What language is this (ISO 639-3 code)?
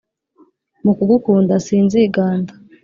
kin